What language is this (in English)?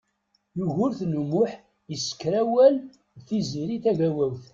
Kabyle